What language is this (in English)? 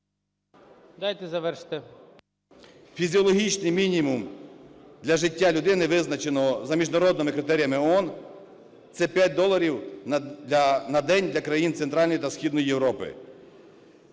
Ukrainian